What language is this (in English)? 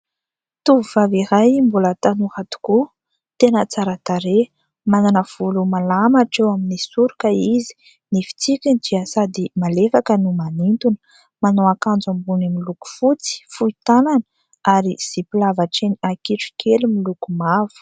Malagasy